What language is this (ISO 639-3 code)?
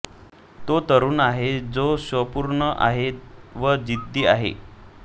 mar